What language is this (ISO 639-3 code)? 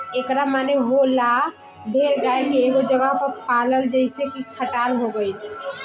bho